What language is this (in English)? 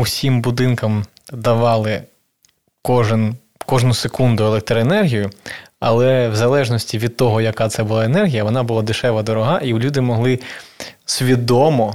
Ukrainian